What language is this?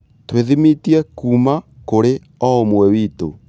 Kikuyu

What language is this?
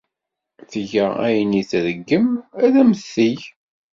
Kabyle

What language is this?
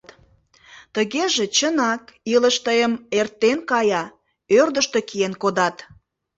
Mari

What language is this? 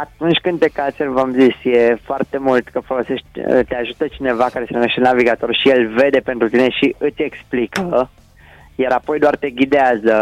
Romanian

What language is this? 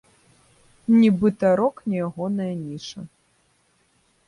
Belarusian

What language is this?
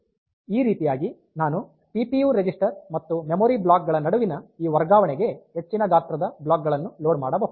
Kannada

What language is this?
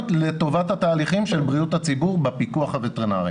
Hebrew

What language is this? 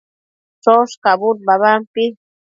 Matsés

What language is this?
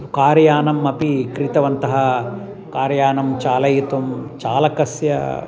Sanskrit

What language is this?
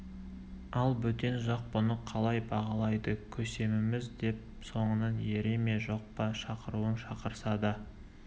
Kazakh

